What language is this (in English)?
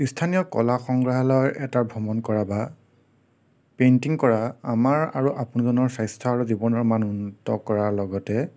Assamese